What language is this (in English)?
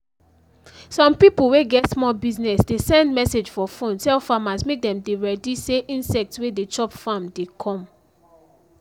Nigerian Pidgin